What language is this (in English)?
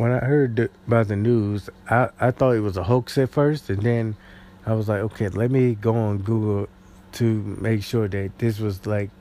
English